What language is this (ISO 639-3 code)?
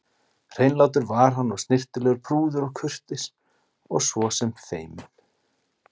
isl